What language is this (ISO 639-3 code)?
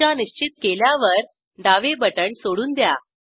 mar